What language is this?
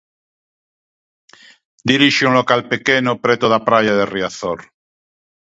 Galician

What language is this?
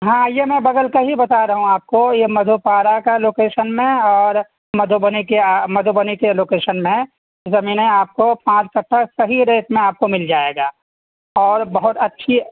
Urdu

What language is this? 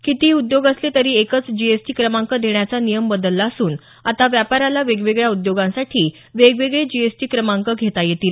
Marathi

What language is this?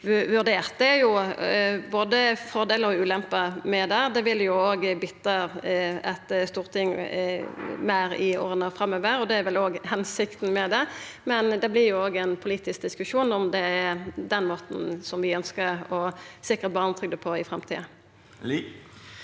Norwegian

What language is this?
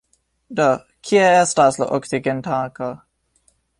Esperanto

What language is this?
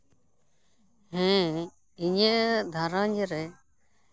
Santali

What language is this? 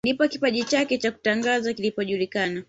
Swahili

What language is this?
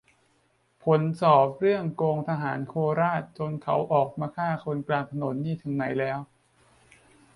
Thai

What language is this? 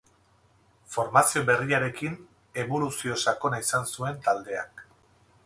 Basque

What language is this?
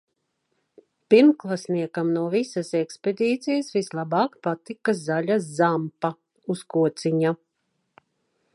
Latvian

